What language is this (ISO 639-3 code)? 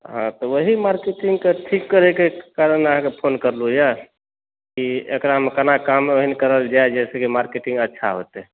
mai